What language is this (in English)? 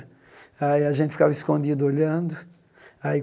Portuguese